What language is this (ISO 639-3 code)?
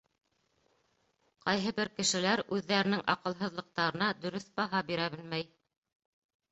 bak